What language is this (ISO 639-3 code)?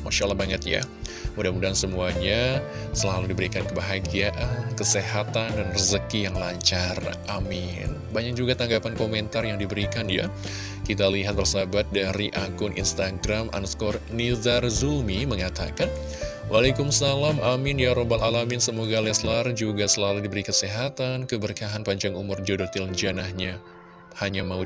ind